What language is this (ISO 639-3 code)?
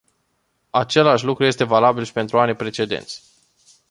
ron